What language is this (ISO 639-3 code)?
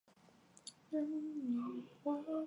zho